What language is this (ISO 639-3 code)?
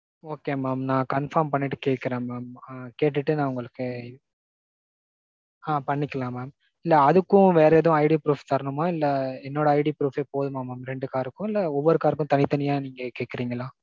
tam